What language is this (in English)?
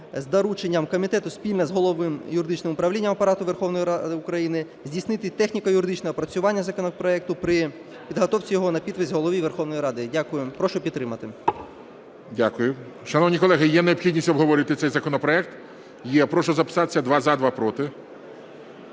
Ukrainian